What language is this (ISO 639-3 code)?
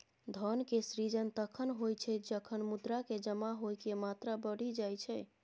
mai